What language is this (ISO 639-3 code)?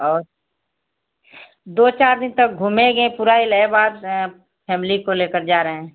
hin